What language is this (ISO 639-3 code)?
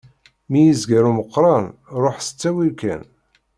kab